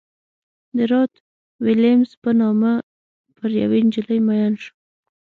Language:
Pashto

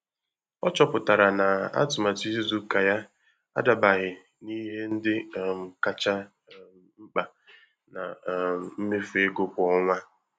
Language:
Igbo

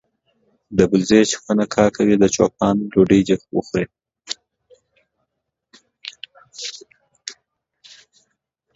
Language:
Pashto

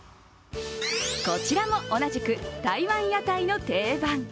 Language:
Japanese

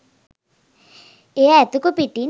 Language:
Sinhala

